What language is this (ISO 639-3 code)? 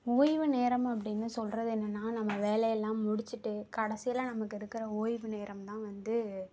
tam